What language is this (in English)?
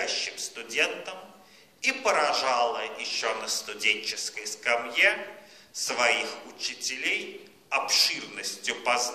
Russian